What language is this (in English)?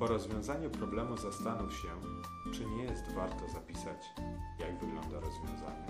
Polish